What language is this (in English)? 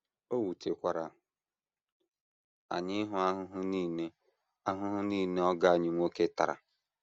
Igbo